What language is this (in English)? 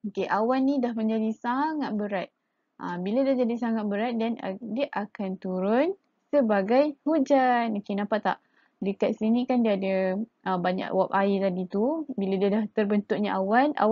Malay